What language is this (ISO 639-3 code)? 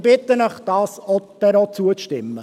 gsw